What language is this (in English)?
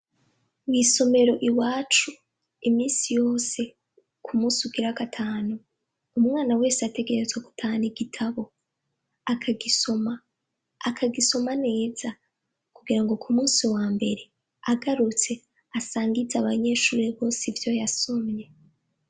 Rundi